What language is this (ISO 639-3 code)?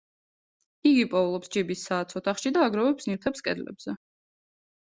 kat